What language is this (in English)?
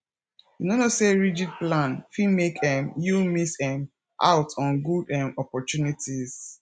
Nigerian Pidgin